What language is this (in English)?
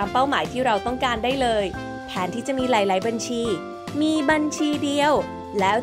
Thai